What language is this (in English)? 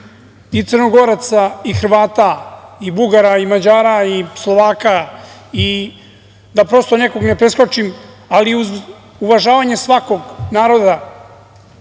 Serbian